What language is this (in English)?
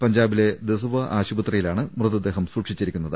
Malayalam